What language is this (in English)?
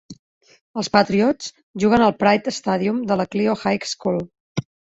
Catalan